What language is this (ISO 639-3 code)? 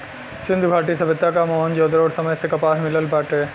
bho